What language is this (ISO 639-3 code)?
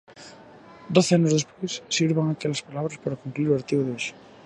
glg